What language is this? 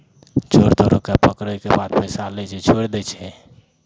Maithili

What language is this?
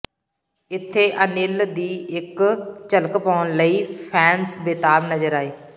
Punjabi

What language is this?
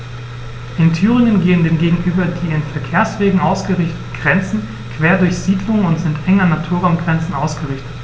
German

